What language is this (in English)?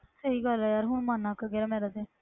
Punjabi